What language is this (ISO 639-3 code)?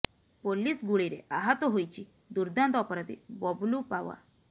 ori